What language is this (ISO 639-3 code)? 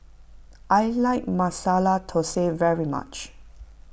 eng